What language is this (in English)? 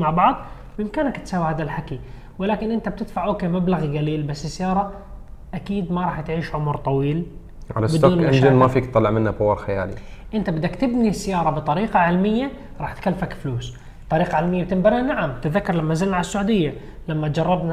Arabic